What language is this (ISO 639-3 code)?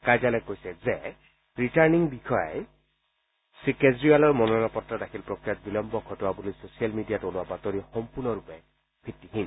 asm